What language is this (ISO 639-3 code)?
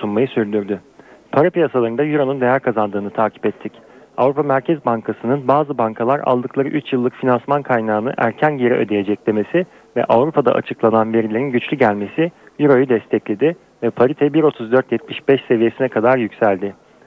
tur